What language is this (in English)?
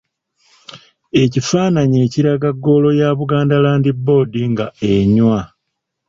Ganda